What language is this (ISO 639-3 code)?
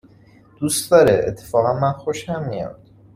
fas